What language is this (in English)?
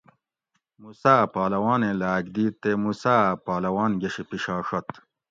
Gawri